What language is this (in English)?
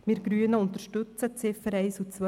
Swiss German